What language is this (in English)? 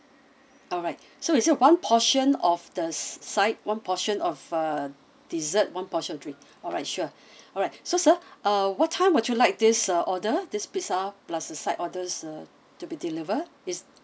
English